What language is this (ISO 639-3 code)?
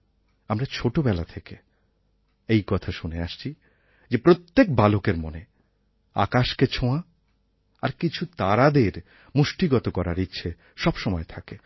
ben